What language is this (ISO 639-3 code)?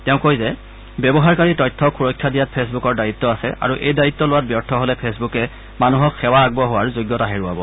asm